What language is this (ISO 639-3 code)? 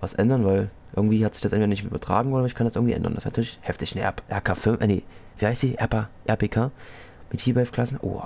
deu